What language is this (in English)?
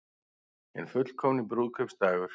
Icelandic